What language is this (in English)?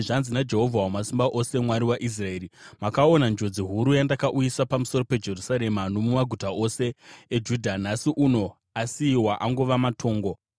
Shona